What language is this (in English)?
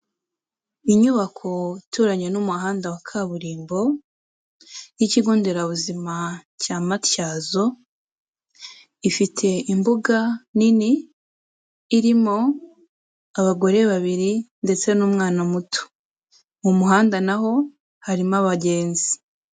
Kinyarwanda